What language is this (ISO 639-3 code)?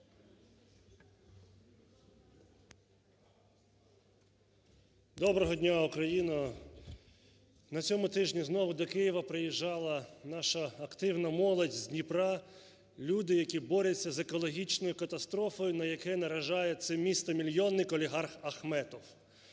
ukr